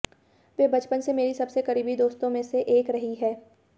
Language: Hindi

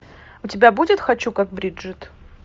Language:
Russian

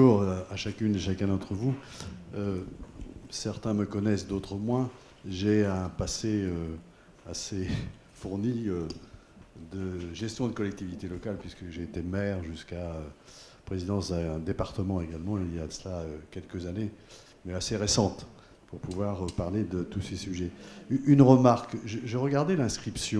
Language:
French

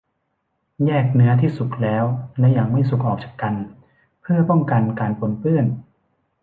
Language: Thai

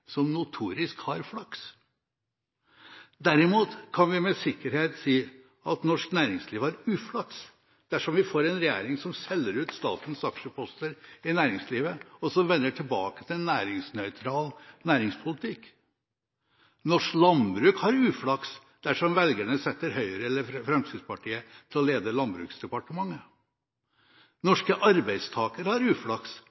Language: Norwegian Bokmål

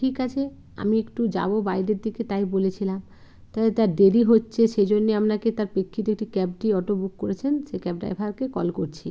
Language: Bangla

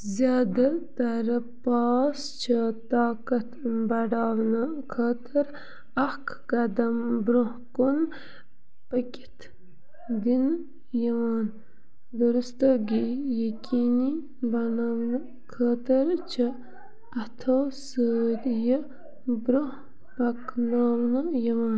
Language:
Kashmiri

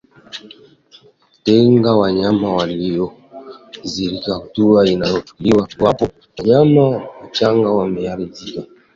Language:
Swahili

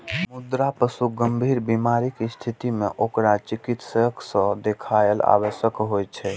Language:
Maithili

